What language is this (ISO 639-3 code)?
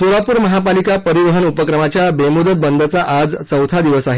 mar